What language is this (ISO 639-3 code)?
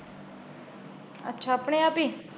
pan